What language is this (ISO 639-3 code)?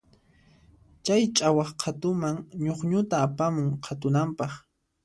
qxp